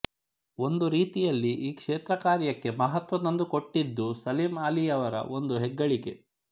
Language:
Kannada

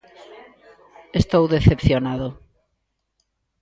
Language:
Galician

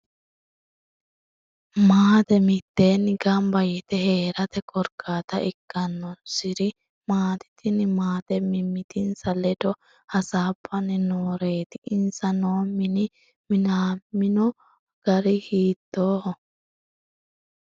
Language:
Sidamo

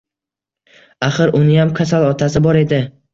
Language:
Uzbek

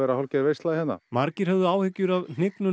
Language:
Icelandic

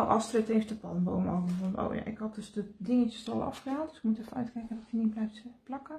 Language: Dutch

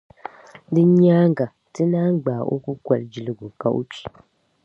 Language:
Dagbani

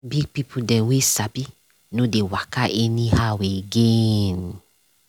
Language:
Nigerian Pidgin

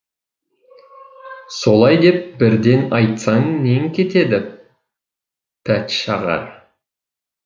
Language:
Kazakh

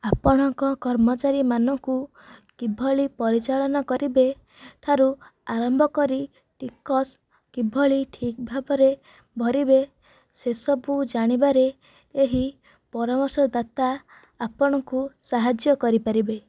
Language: Odia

